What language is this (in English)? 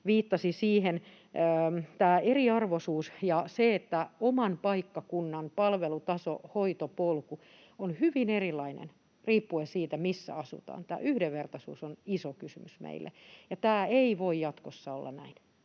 Finnish